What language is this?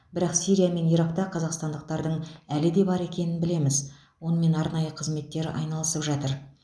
Kazakh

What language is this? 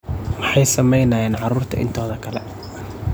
Somali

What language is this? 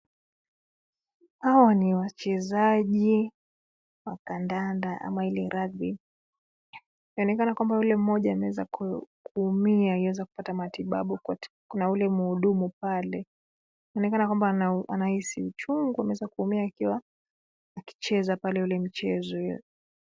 Swahili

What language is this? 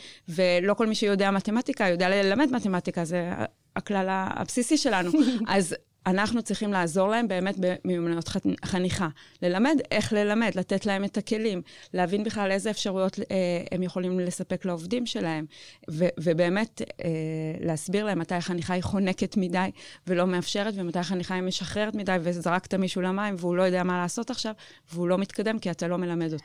Hebrew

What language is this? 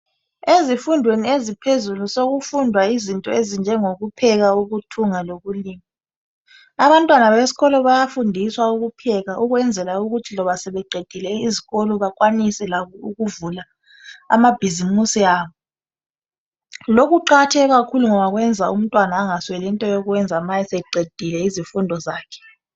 North Ndebele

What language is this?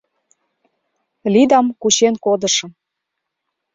Mari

